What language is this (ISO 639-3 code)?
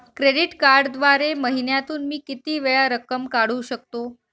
mar